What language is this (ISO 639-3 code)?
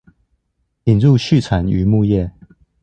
zho